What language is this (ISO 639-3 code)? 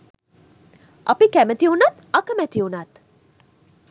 sin